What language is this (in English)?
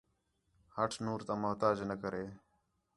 Khetrani